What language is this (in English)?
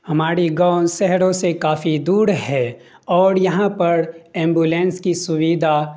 Urdu